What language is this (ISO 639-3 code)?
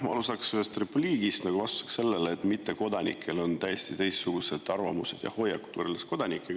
est